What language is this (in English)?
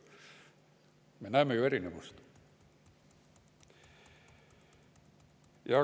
Estonian